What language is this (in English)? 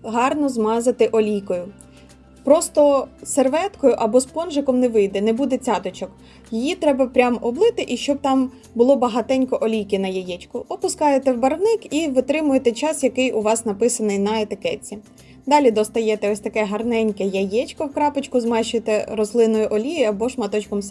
Ukrainian